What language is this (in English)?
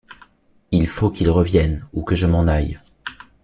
French